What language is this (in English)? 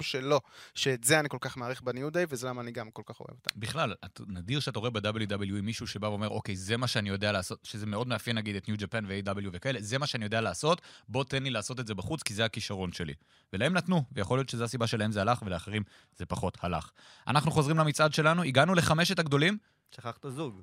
Hebrew